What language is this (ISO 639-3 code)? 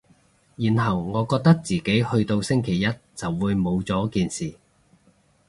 yue